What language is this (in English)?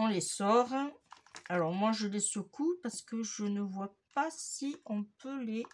French